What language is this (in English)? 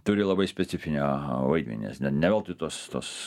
Lithuanian